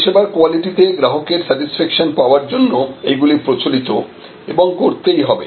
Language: Bangla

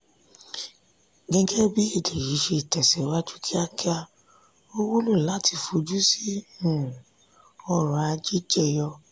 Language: Yoruba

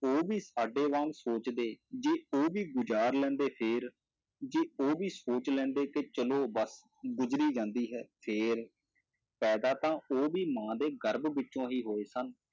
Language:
Punjabi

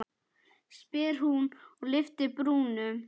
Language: Icelandic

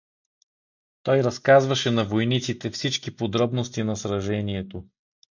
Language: Bulgarian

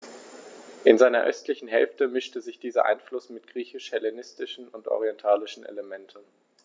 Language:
German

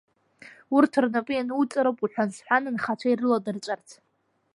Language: Abkhazian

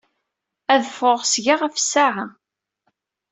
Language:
Kabyle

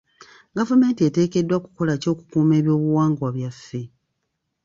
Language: Ganda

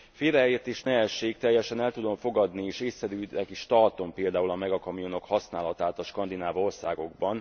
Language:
Hungarian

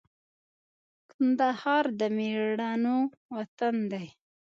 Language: Pashto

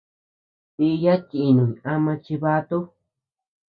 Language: Tepeuxila Cuicatec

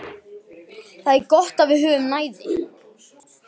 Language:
Icelandic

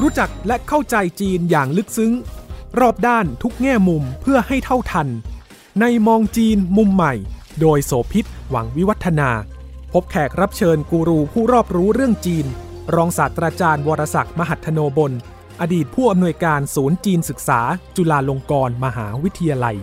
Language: Thai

